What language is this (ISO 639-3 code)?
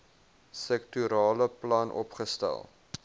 afr